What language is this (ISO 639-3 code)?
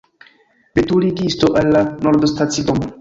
epo